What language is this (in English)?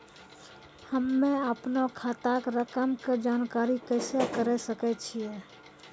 Maithili